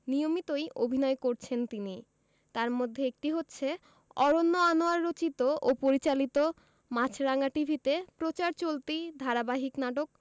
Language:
Bangla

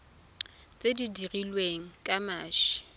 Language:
Tswana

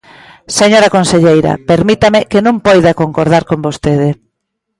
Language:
Galician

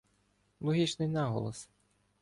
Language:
Ukrainian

